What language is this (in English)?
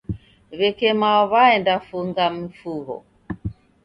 Taita